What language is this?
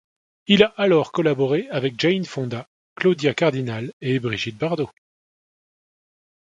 French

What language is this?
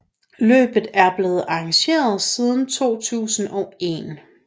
Danish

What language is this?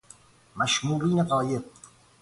Persian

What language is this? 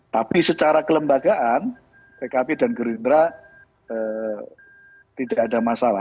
Indonesian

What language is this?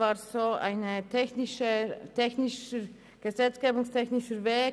Swiss German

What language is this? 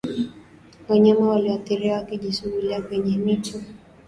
Swahili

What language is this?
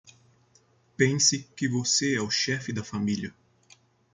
Portuguese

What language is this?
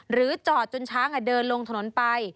Thai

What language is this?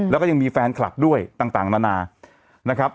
Thai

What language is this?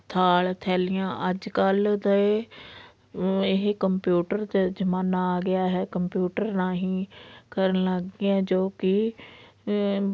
Punjabi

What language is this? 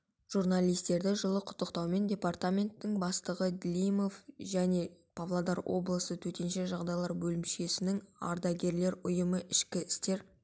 Kazakh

